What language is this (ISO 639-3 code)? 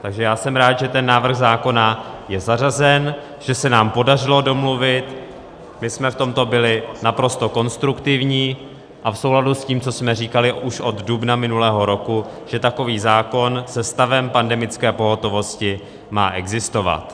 ces